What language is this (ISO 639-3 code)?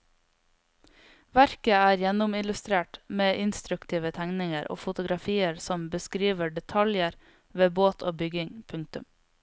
nor